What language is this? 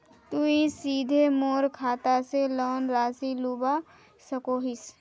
Magahi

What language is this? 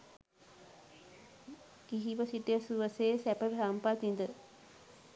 Sinhala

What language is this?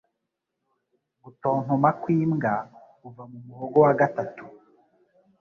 Kinyarwanda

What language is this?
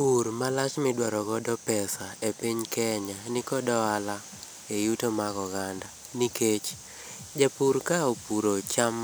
Luo (Kenya and Tanzania)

